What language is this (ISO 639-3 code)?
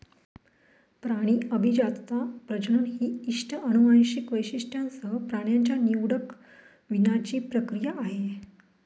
mar